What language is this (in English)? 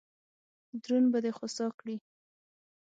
Pashto